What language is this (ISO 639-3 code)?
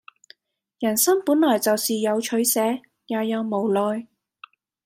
yue